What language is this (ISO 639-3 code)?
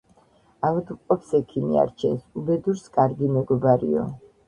kat